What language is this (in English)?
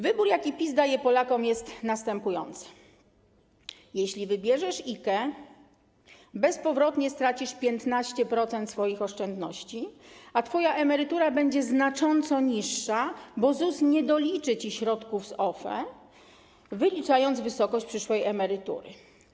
Polish